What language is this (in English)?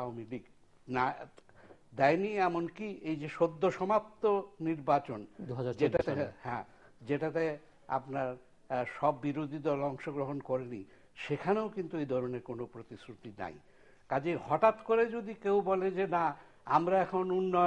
Persian